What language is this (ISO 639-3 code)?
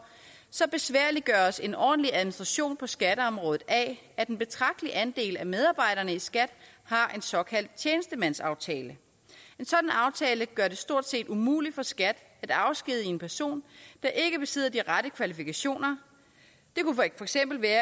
dan